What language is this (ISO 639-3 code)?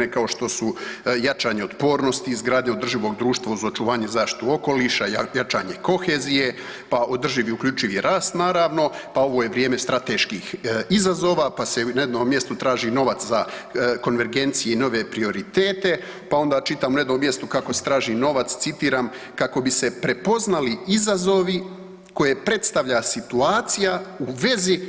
hrv